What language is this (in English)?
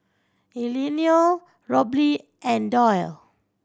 English